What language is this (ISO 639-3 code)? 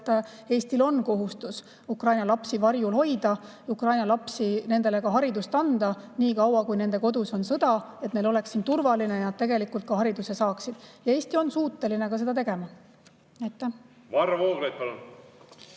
est